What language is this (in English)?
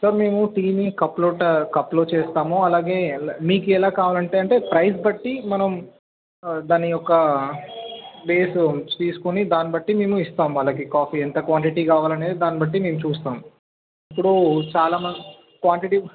Telugu